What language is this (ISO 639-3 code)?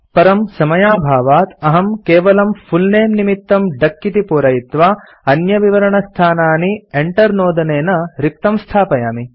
san